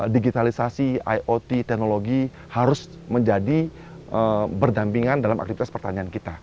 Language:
Indonesian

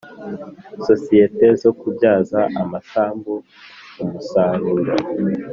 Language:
Kinyarwanda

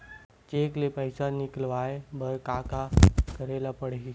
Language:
Chhattisgarhi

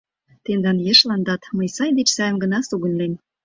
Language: Mari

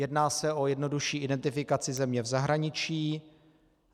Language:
Czech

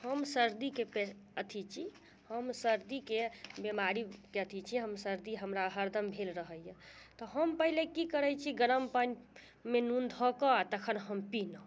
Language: Maithili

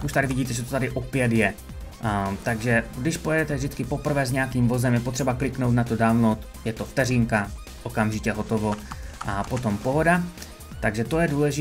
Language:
Czech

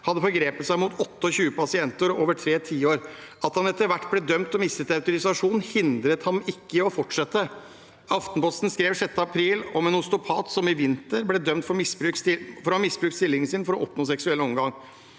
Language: Norwegian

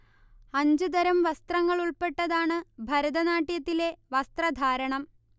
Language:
Malayalam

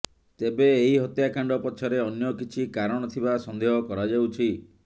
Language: Odia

